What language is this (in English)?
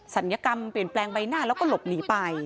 Thai